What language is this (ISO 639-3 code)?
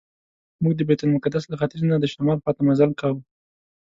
pus